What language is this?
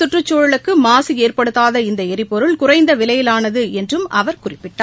Tamil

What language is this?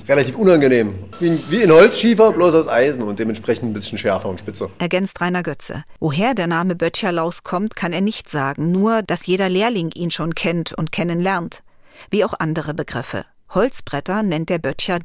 German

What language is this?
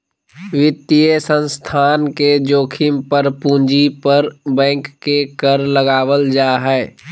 Magahi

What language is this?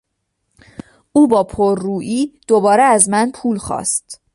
Persian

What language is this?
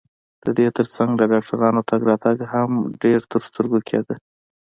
Pashto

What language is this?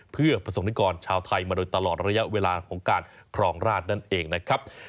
Thai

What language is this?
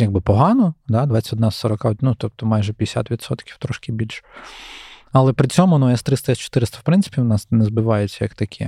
Ukrainian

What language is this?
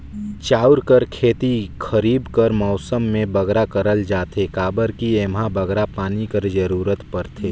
Chhattisgarhi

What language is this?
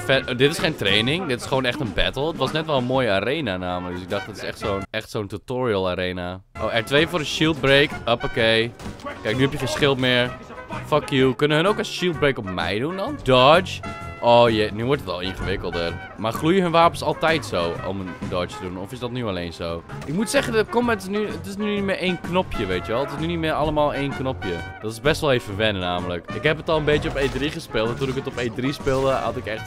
Dutch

